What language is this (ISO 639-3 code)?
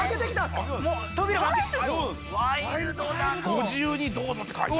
jpn